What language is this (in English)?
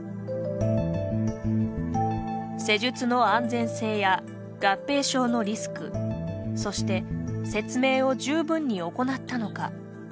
Japanese